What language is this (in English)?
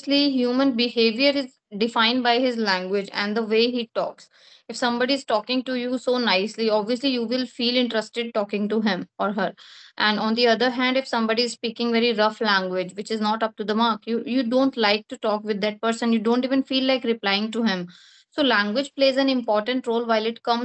English